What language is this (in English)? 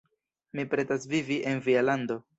Esperanto